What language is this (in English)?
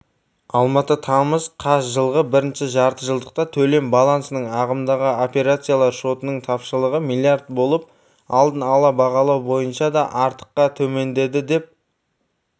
Kazakh